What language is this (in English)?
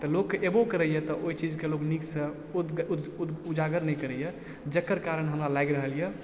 Maithili